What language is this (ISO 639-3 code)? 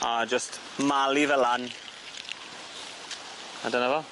cym